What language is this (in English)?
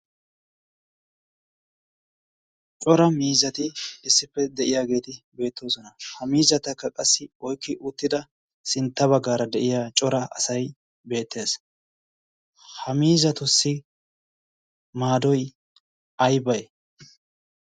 Wolaytta